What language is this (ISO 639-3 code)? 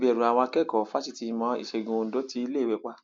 yor